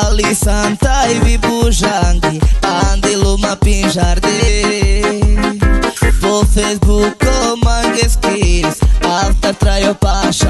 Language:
Romanian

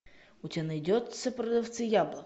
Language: Russian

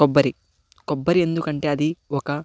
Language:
Telugu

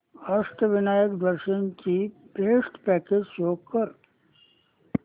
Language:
Marathi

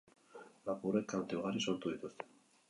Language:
Basque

